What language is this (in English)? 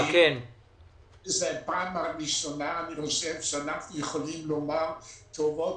Hebrew